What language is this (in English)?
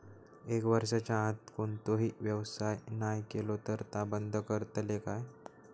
Marathi